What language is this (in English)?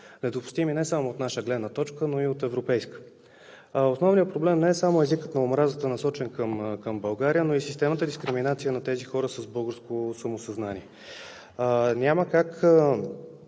Bulgarian